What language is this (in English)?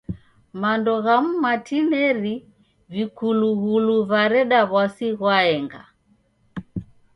Taita